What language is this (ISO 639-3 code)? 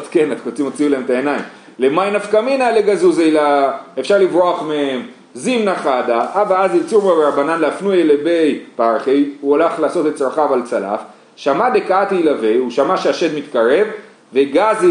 heb